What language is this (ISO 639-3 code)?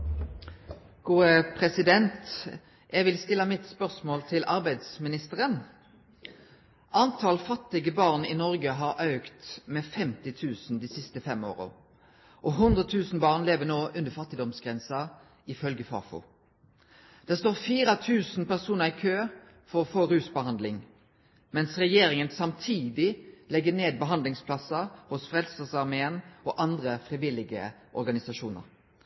nno